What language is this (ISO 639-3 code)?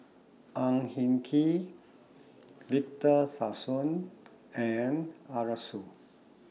eng